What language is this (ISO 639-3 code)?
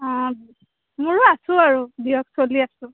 asm